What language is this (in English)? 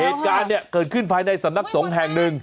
Thai